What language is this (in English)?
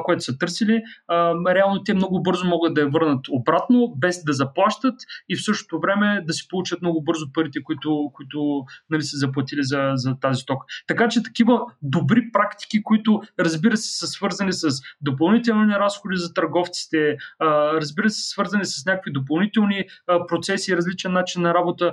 Bulgarian